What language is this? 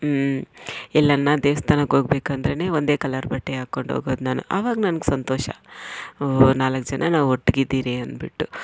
Kannada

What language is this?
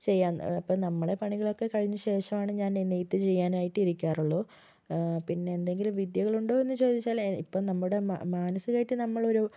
Malayalam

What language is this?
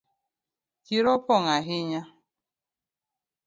Luo (Kenya and Tanzania)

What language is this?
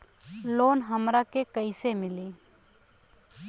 Bhojpuri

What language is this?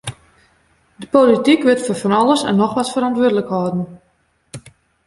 Western Frisian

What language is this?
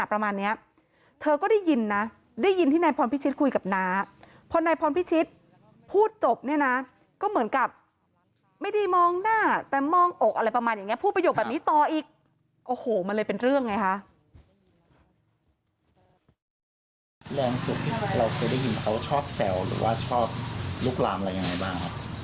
Thai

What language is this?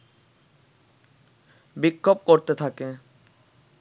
Bangla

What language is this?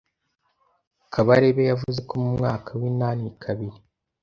Kinyarwanda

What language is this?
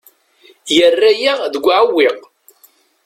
Kabyle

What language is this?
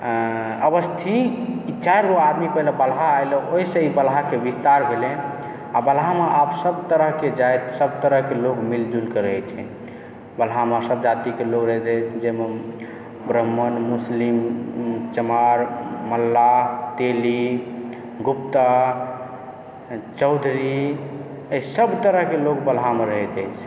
Maithili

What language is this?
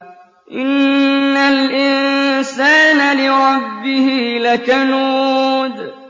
Arabic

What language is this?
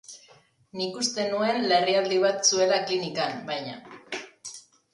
Basque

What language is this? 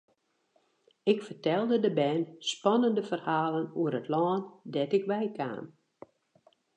Western Frisian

